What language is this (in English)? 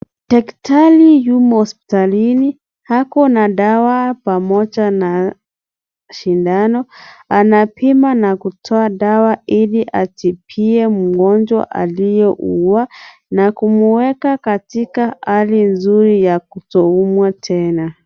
Swahili